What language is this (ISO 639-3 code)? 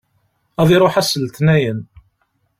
kab